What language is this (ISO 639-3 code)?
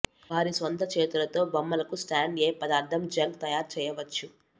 tel